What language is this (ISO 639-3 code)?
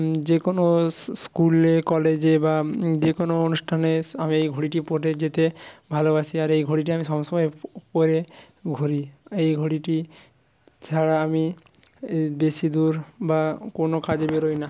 ben